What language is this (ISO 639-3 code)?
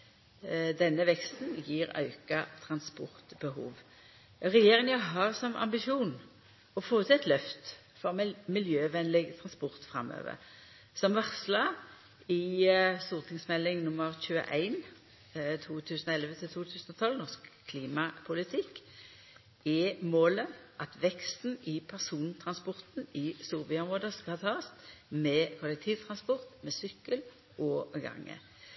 nno